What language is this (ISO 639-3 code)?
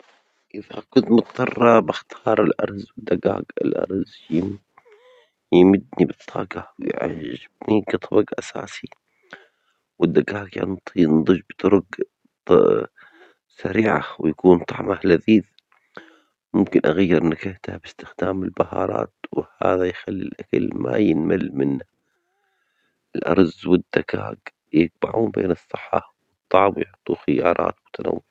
acx